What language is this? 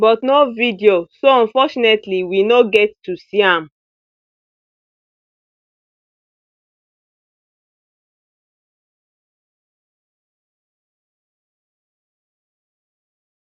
Nigerian Pidgin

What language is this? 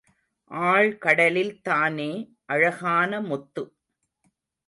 Tamil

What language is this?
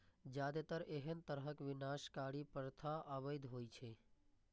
Maithili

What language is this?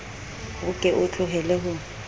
Southern Sotho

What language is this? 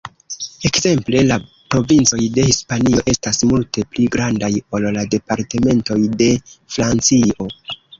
Esperanto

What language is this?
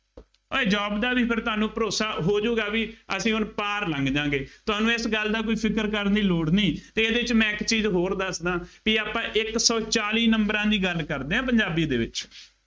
Punjabi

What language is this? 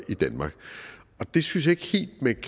Danish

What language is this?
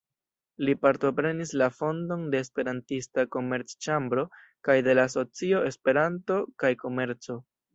Esperanto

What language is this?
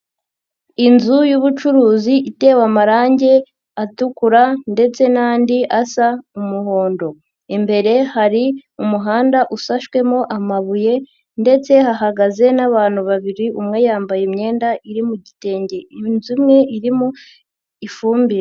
Kinyarwanda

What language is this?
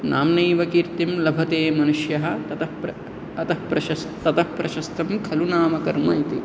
Sanskrit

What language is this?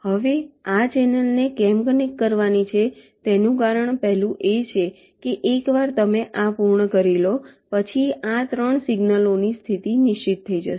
Gujarati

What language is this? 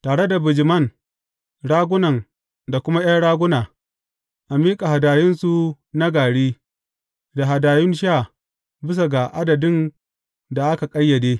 Hausa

